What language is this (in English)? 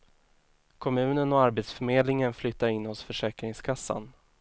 Swedish